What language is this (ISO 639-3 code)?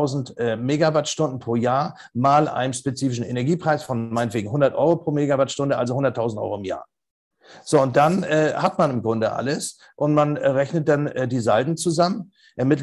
deu